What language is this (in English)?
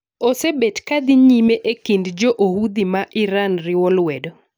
Luo (Kenya and Tanzania)